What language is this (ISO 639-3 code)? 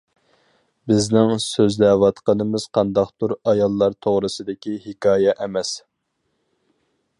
uig